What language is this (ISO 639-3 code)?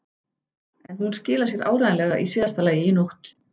isl